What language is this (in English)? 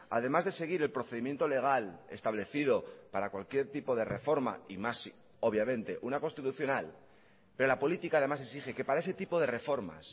Spanish